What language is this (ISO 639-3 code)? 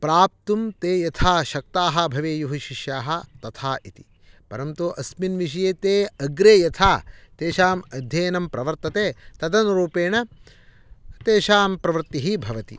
san